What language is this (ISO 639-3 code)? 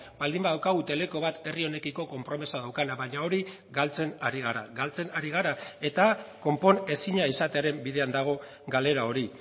eus